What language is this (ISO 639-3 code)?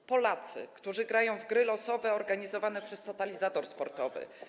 pol